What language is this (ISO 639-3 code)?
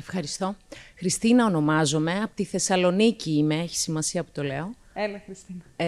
ell